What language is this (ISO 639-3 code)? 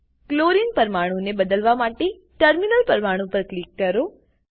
guj